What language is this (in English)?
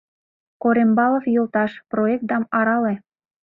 Mari